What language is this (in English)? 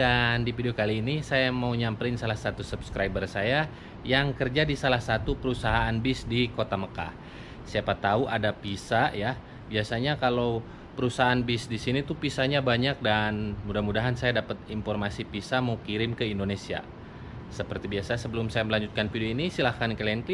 Indonesian